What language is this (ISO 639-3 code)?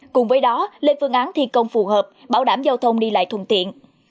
vie